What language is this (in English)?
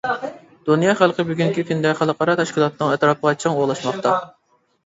Uyghur